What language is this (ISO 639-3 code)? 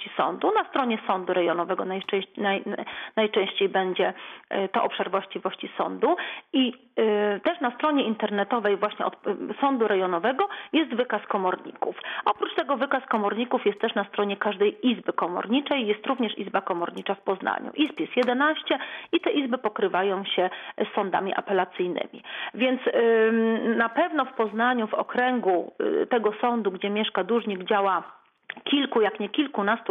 pol